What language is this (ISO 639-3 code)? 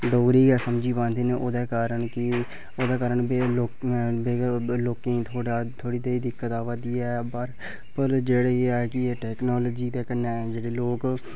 doi